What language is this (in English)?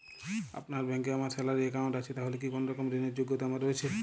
Bangla